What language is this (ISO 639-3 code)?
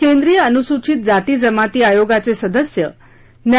mar